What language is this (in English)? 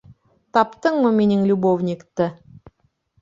Bashkir